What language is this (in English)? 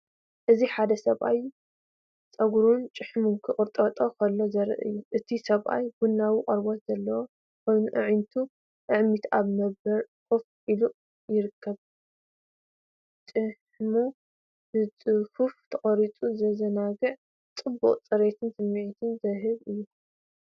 Tigrinya